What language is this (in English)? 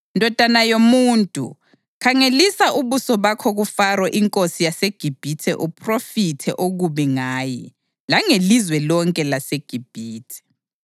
North Ndebele